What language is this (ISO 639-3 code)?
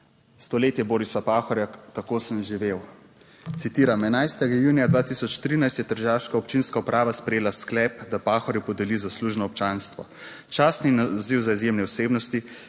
slv